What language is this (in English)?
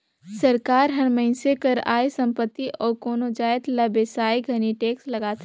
Chhattisgarhi